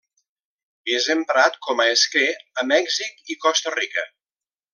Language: Catalan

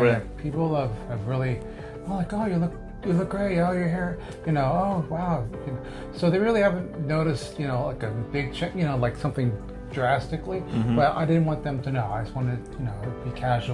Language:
English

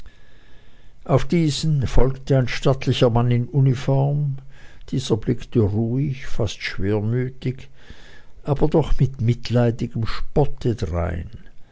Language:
German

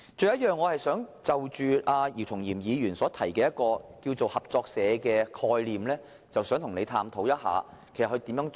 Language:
Cantonese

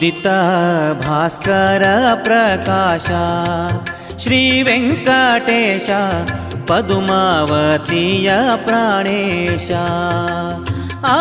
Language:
Kannada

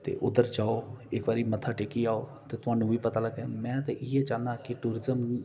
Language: Dogri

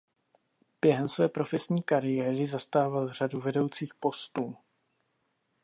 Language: Czech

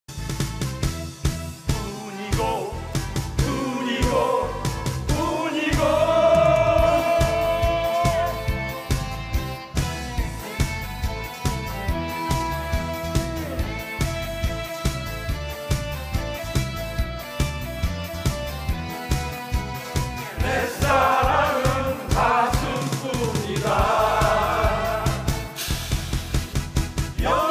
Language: Korean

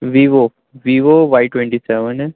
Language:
Urdu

